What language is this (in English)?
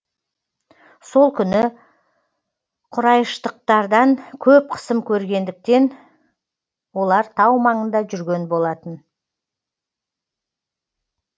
Kazakh